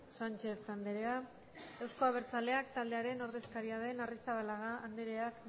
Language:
Basque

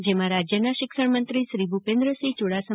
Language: Gujarati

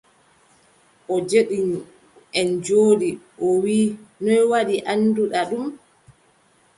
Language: Adamawa Fulfulde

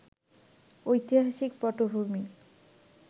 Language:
Bangla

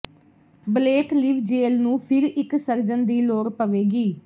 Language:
Punjabi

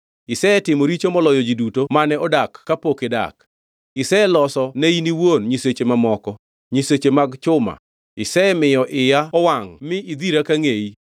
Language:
Luo (Kenya and Tanzania)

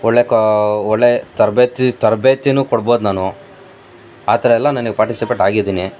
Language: Kannada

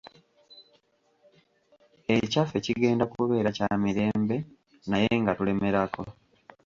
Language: Ganda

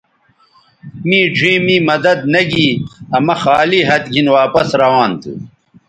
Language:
Bateri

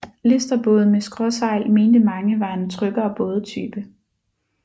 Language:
Danish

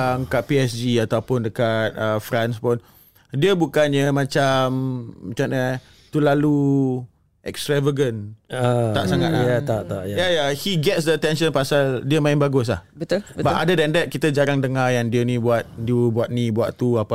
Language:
Malay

